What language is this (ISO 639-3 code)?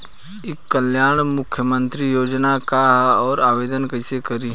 bho